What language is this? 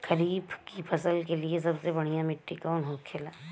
Bhojpuri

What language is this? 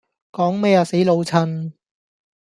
Cantonese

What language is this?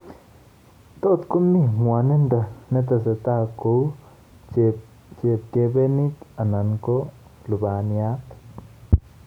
Kalenjin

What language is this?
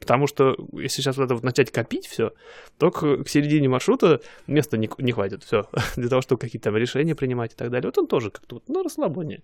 Russian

